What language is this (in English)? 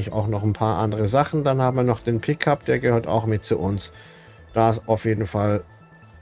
German